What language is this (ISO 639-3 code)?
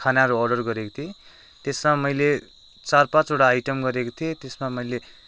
nep